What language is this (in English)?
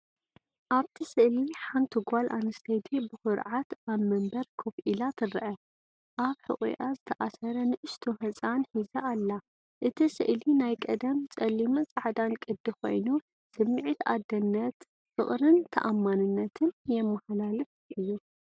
Tigrinya